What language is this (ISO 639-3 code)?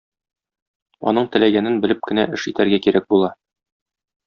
tat